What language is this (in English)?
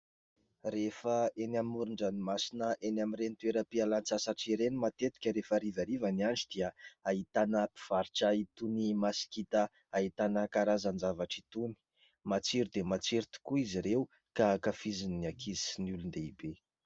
Malagasy